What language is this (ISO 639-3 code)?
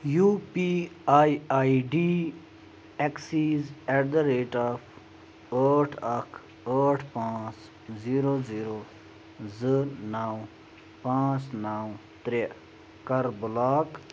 kas